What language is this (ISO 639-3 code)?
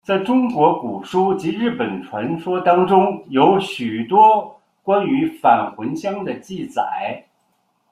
zho